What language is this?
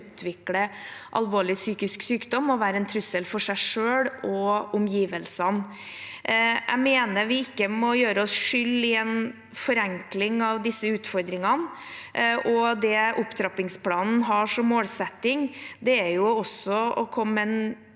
Norwegian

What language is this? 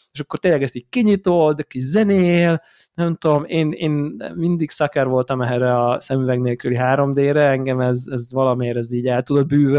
Hungarian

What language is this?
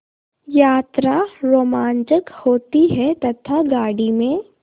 Hindi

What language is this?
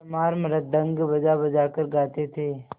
Hindi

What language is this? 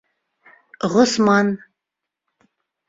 Bashkir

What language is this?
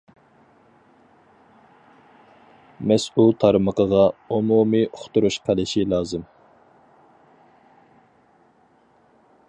Uyghur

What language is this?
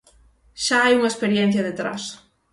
Galician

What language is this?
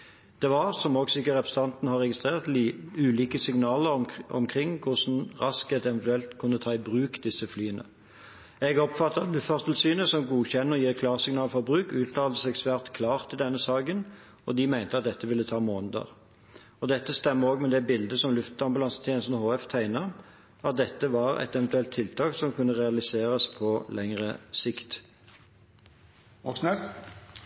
Norwegian Bokmål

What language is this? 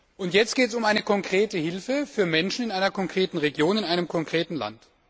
German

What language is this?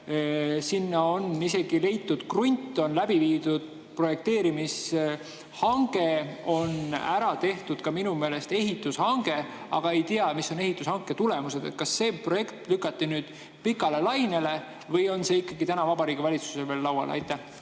Estonian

